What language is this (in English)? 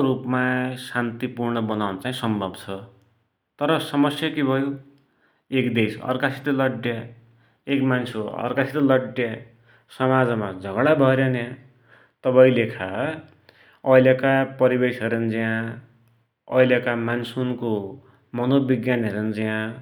Dotyali